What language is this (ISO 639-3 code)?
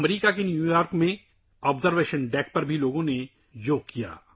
urd